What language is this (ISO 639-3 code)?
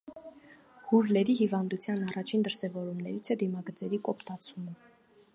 hye